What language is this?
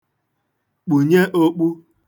Igbo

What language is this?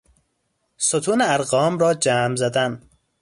Persian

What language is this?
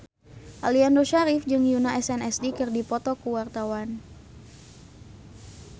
Sundanese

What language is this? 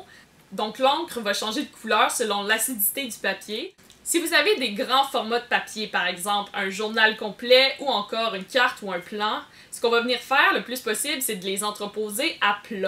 French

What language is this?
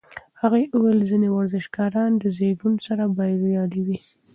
Pashto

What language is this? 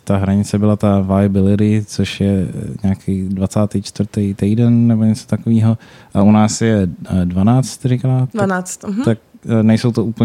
Czech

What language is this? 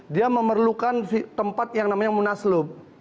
Indonesian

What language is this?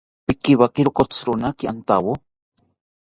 South Ucayali Ashéninka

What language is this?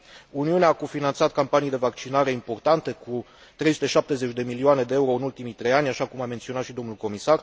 Romanian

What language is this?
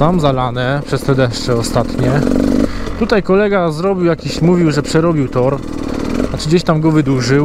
Polish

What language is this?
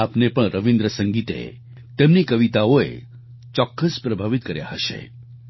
Gujarati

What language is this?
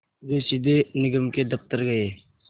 Hindi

